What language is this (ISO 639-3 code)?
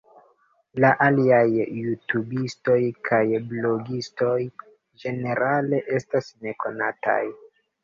epo